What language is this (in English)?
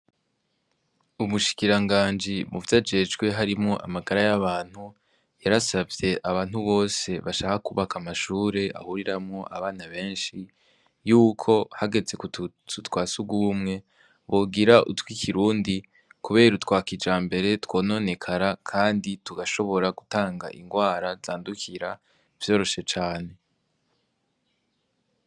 Rundi